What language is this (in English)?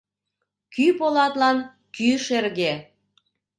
Mari